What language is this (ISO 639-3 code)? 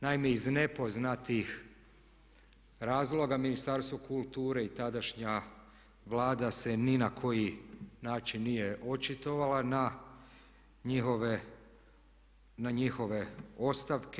hrv